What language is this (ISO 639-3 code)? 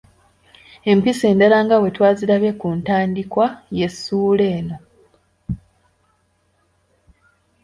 lug